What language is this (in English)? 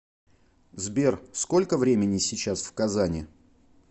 Russian